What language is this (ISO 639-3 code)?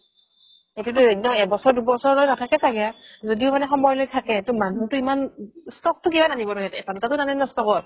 asm